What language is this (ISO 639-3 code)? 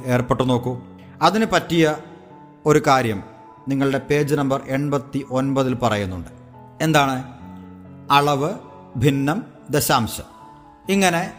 mal